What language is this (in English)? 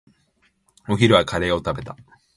Japanese